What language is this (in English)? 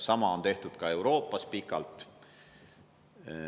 Estonian